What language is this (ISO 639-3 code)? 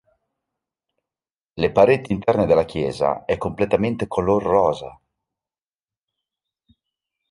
ita